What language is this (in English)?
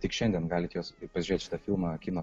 Lithuanian